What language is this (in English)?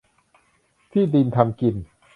Thai